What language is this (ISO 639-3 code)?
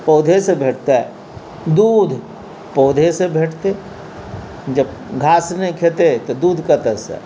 mai